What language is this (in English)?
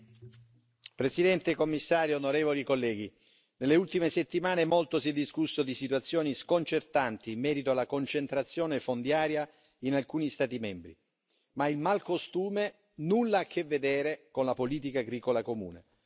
Italian